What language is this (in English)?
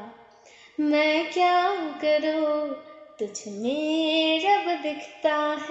Hindi